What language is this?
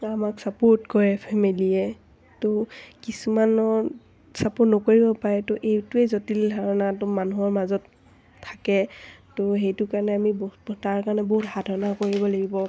Assamese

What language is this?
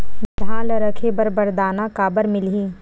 Chhattisgarhi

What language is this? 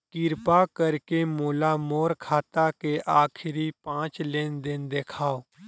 Chhattisgarhi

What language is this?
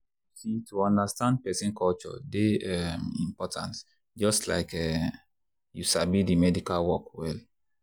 Nigerian Pidgin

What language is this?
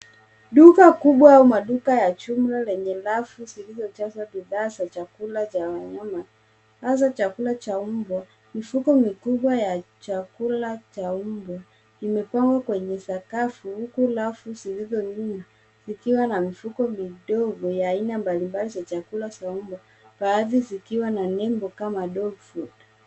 Swahili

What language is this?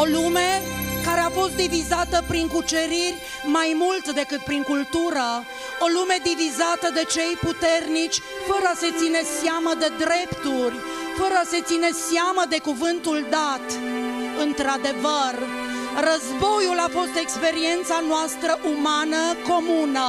Romanian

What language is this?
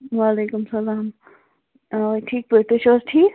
Kashmiri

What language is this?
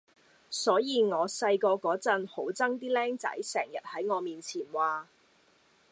Cantonese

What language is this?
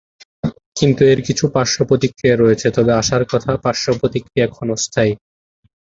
Bangla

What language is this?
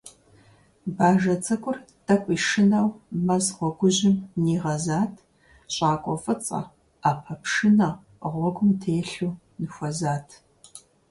Kabardian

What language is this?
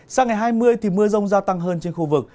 Vietnamese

